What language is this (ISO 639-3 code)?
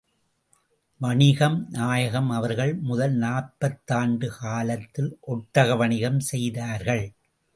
tam